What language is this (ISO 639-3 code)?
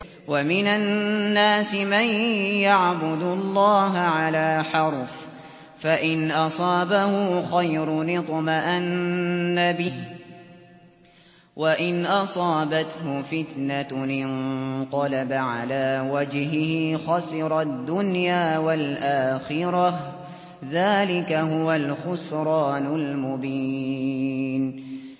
ara